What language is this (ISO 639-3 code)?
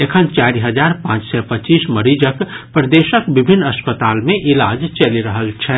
mai